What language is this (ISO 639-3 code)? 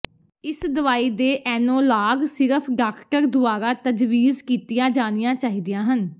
pan